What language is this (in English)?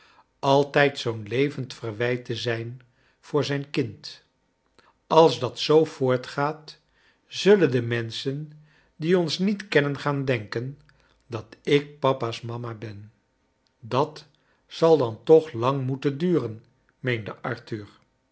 Dutch